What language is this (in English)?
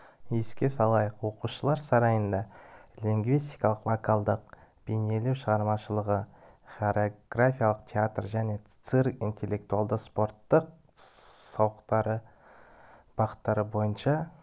Kazakh